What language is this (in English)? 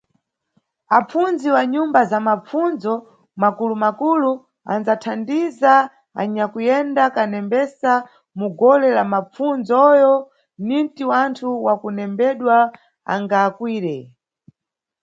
Nyungwe